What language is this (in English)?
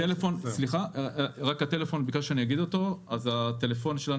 Hebrew